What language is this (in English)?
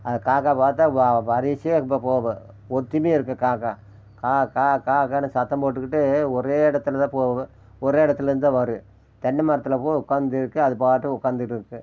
Tamil